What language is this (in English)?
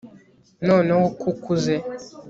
Kinyarwanda